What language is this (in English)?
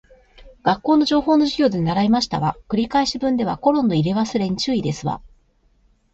Japanese